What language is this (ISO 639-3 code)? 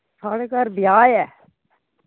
doi